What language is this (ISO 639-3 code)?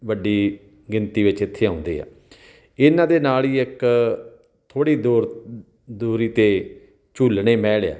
pan